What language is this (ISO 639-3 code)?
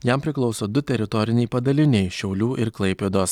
lit